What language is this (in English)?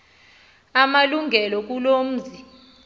Xhosa